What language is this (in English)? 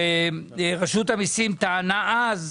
Hebrew